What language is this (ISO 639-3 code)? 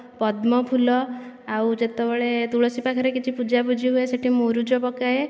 ori